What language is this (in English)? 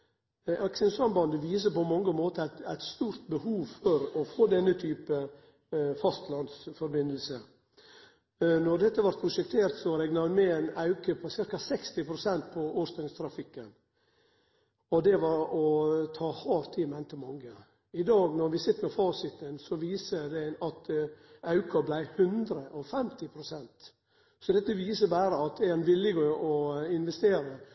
Norwegian Nynorsk